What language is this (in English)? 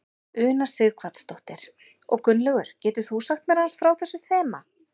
Icelandic